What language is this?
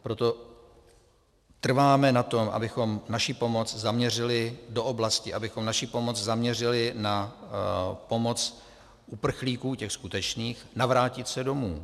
Czech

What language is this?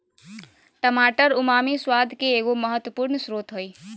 Magahi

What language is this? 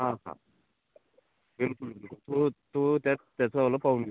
Marathi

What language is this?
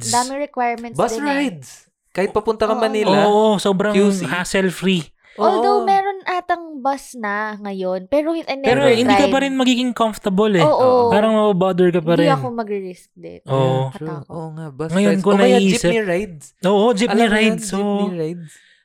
Filipino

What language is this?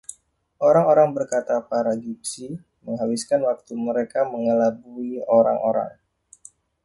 Indonesian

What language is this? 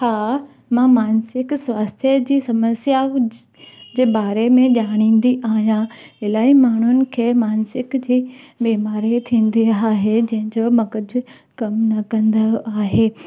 Sindhi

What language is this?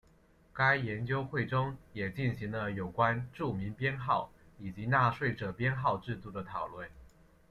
Chinese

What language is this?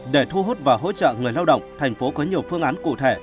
Vietnamese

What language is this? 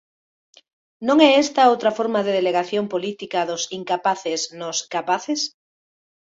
Galician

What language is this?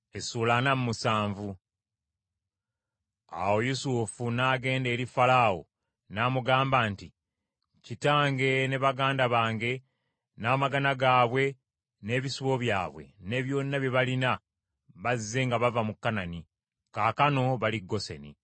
Ganda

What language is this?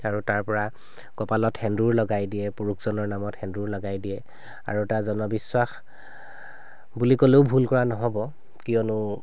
Assamese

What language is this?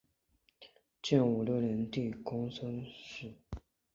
Chinese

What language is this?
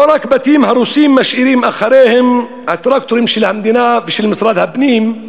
Hebrew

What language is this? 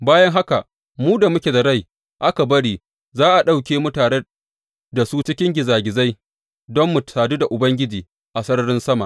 Hausa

